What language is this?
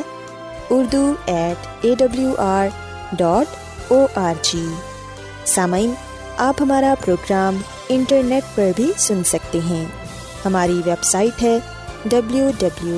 Urdu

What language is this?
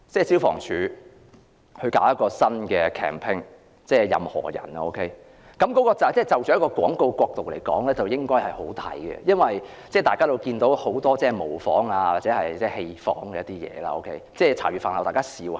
Cantonese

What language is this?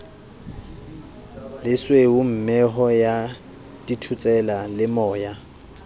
Southern Sotho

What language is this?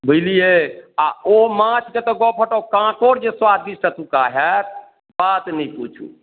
Maithili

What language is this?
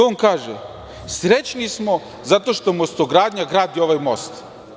Serbian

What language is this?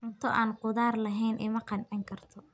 Somali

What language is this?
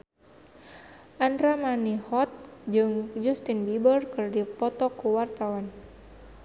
Sundanese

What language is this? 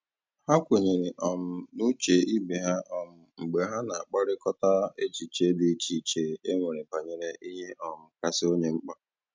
Igbo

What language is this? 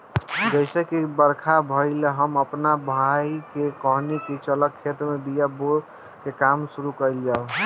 Bhojpuri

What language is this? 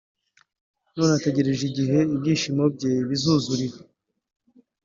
Kinyarwanda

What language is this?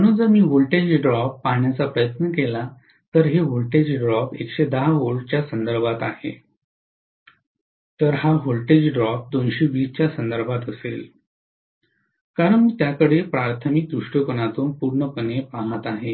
Marathi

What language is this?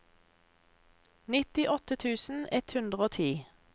Norwegian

